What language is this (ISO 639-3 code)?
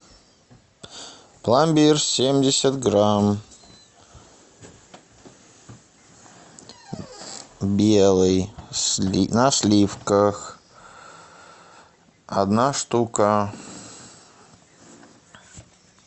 rus